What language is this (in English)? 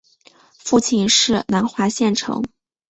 Chinese